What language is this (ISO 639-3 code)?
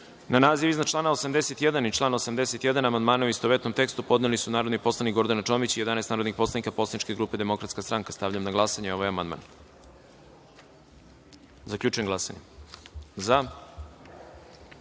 srp